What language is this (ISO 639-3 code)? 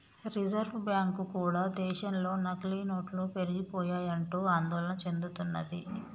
tel